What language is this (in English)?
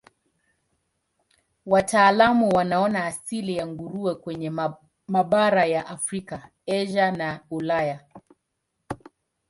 Swahili